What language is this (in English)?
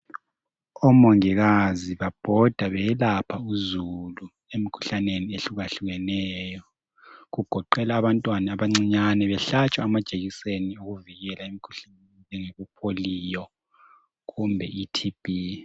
North Ndebele